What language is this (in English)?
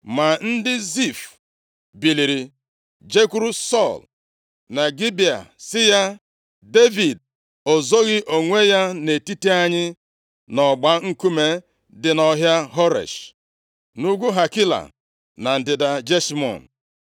Igbo